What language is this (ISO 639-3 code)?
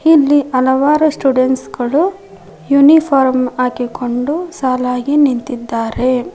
kan